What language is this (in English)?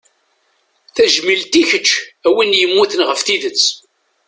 Kabyle